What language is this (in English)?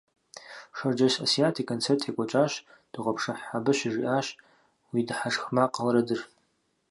Kabardian